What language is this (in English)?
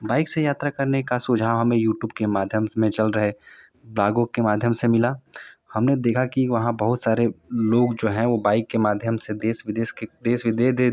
Hindi